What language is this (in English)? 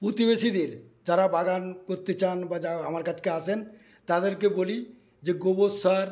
Bangla